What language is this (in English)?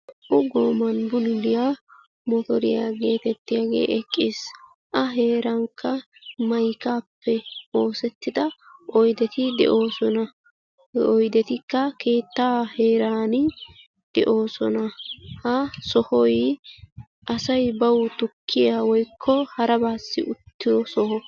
Wolaytta